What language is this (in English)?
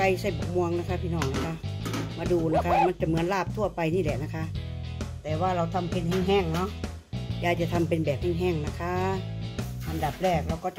Thai